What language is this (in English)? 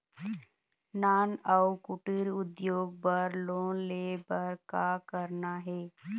Chhattisgarhi